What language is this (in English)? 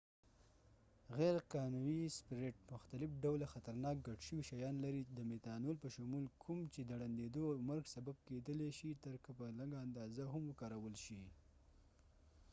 Pashto